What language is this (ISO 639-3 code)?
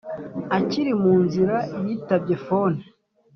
kin